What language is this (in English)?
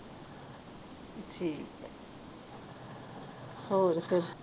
Punjabi